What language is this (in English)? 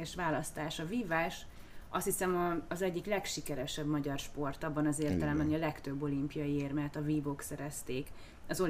Hungarian